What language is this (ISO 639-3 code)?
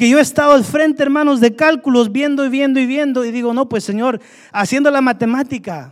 spa